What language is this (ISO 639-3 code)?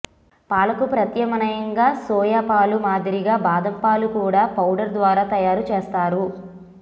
tel